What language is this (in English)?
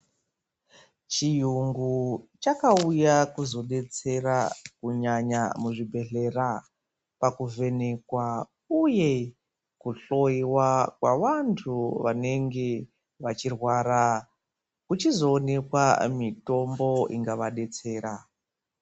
Ndau